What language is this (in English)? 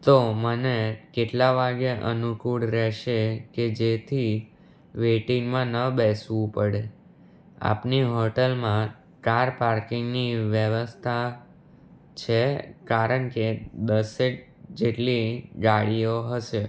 Gujarati